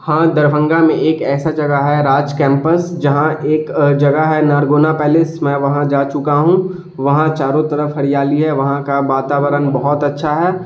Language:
Urdu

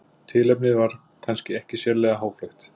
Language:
Icelandic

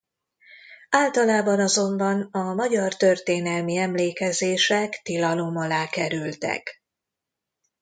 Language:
Hungarian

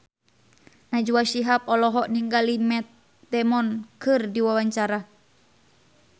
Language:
Sundanese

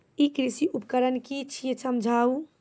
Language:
Maithili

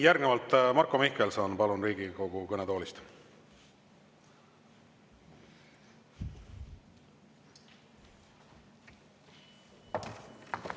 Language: Estonian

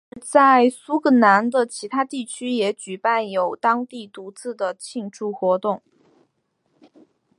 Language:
Chinese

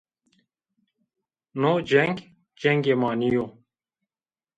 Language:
Zaza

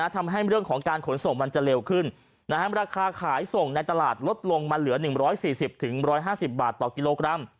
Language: Thai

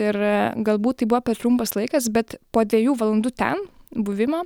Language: Lithuanian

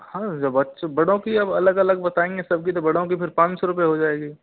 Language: Hindi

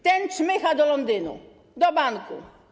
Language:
Polish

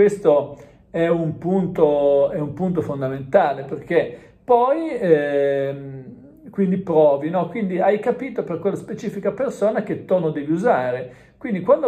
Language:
Italian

